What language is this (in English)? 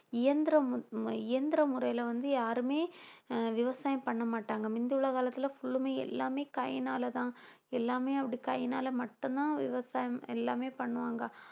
Tamil